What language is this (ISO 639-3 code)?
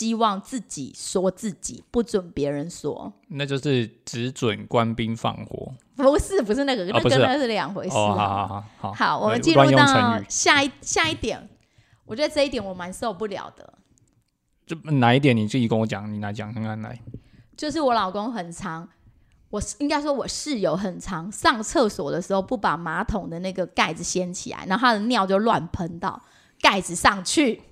zho